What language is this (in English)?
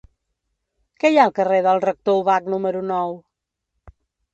Catalan